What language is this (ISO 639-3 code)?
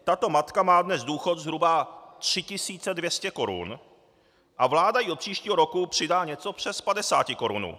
ces